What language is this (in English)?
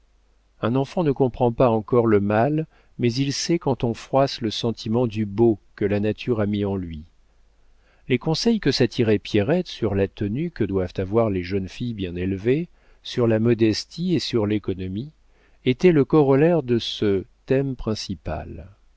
French